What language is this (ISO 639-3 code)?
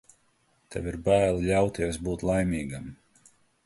lav